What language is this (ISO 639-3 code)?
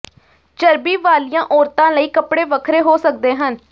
pan